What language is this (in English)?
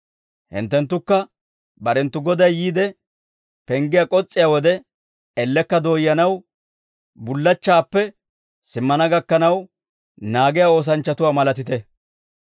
Dawro